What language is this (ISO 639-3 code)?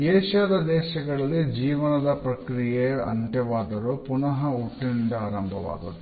kan